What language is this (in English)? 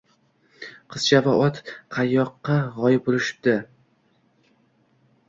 Uzbek